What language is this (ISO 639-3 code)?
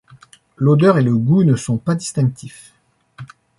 fra